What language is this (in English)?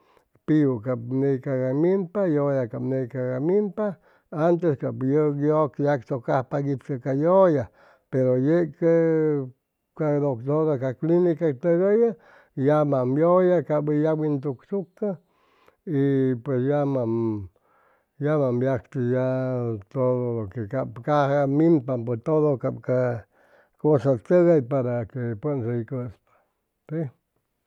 Chimalapa Zoque